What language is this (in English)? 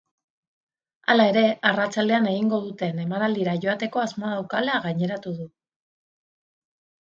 Basque